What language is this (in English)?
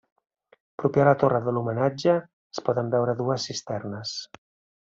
Catalan